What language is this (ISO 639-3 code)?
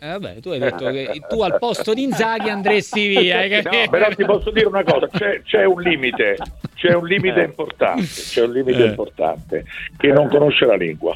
ita